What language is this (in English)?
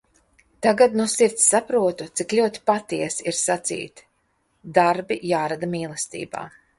Latvian